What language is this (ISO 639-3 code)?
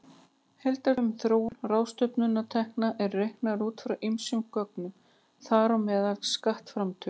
isl